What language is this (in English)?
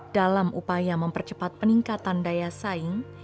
Indonesian